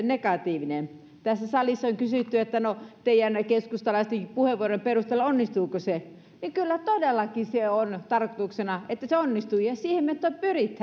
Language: Finnish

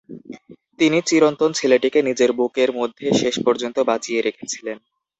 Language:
Bangla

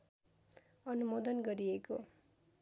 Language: Nepali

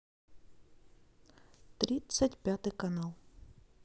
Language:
Russian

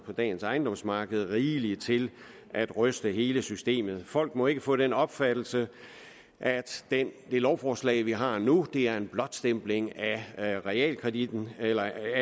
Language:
Danish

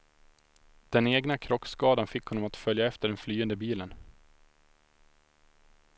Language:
Swedish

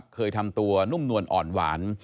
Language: Thai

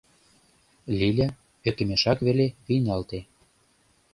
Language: Mari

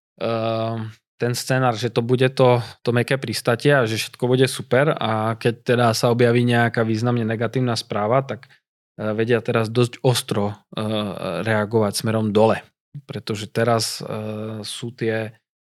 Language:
Slovak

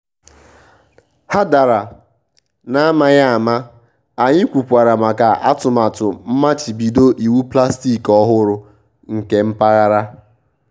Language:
Igbo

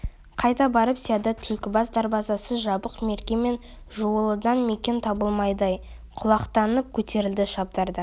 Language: Kazakh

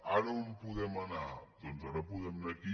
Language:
Catalan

